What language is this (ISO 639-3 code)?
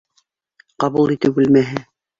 bak